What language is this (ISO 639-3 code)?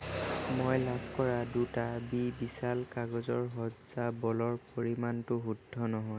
asm